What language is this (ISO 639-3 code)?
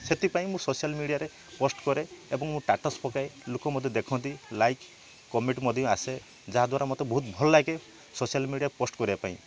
ori